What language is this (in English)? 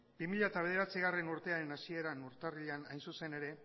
Basque